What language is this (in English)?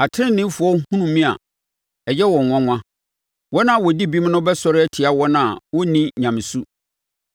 Akan